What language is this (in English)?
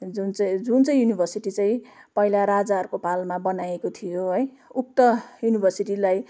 Nepali